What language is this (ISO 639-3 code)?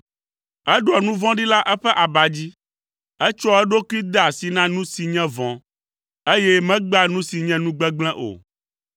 ewe